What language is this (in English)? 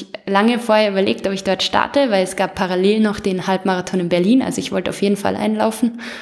German